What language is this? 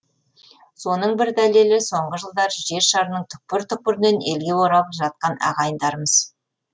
Kazakh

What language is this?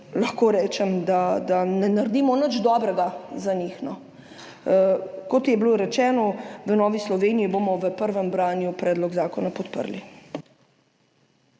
Slovenian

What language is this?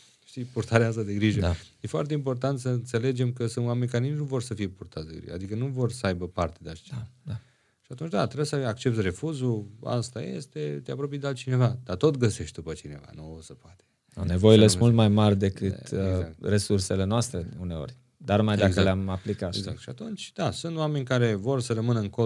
Romanian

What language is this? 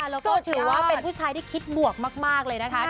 Thai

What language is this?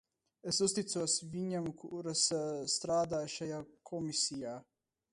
Latvian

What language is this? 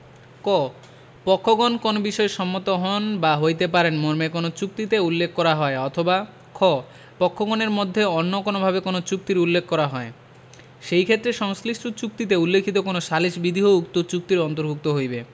Bangla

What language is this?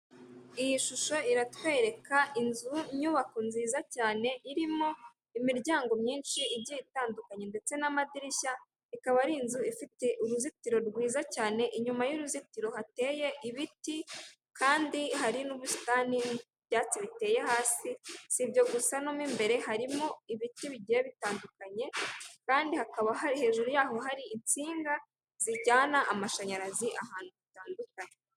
Kinyarwanda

